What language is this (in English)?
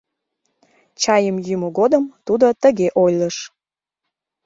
Mari